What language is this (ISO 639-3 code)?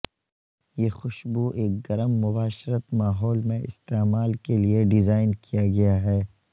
urd